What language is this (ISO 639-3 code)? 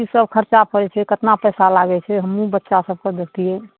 mai